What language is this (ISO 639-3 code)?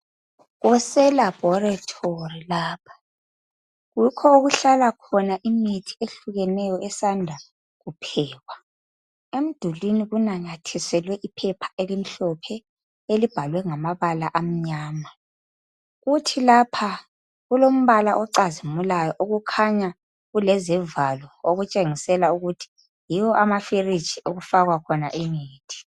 nde